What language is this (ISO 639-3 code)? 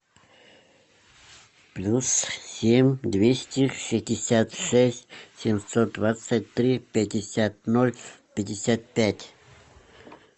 rus